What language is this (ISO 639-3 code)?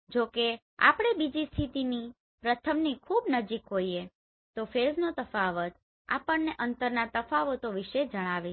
guj